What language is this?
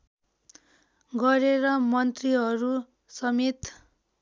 Nepali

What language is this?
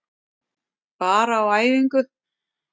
Icelandic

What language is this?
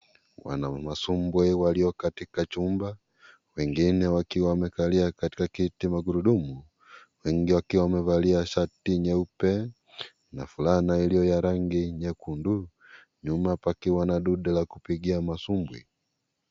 Swahili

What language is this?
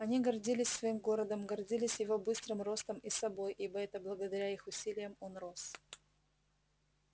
Russian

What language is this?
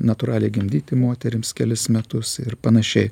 Lithuanian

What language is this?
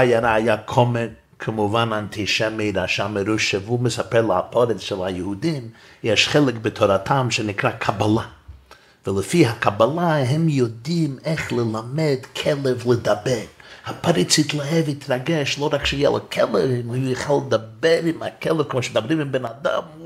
Hebrew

